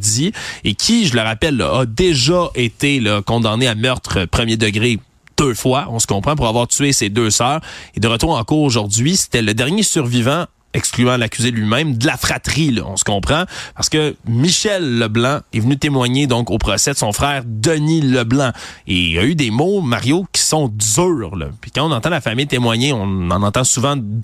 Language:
French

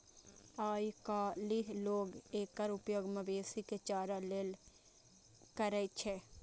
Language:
Maithili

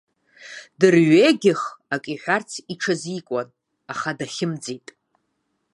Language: Abkhazian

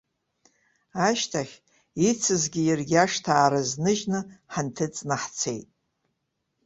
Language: Abkhazian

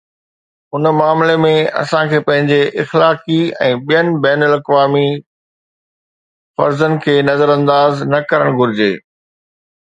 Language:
Sindhi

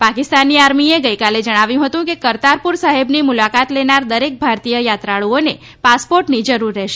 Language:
Gujarati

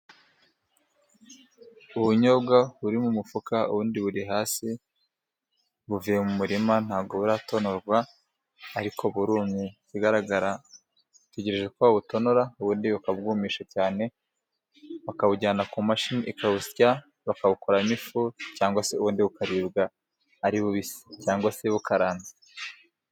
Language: Kinyarwanda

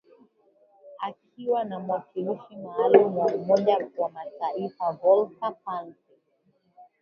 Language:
Swahili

